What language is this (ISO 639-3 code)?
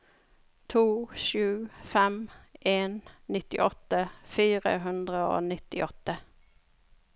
nor